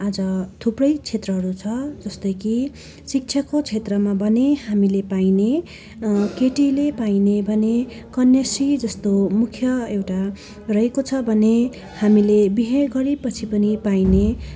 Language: Nepali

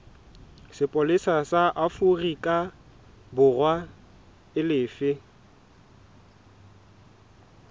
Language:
Southern Sotho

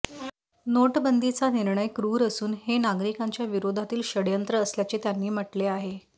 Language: Marathi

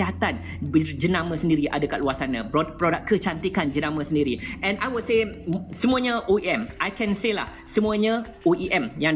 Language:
Malay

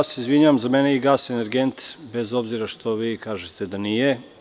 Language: Serbian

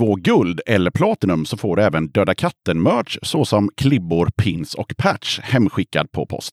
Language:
Swedish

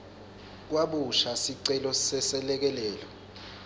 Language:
Swati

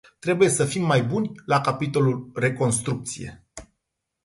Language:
Romanian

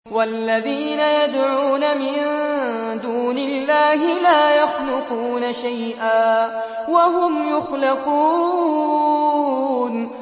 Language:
Arabic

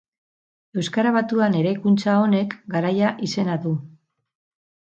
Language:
Basque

